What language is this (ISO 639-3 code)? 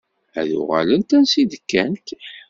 kab